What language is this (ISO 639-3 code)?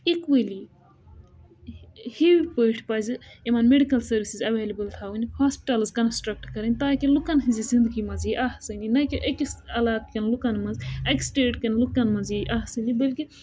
kas